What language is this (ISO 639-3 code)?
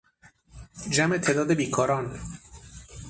fas